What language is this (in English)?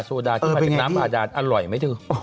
Thai